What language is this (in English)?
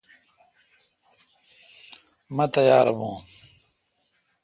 Kalkoti